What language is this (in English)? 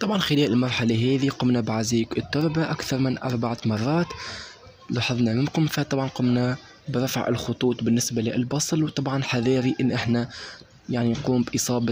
Arabic